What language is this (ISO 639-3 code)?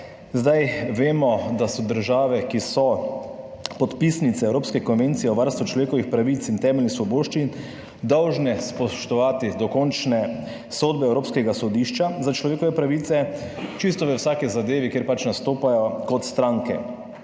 slv